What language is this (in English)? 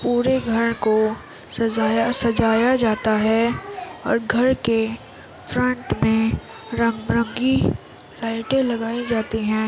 Urdu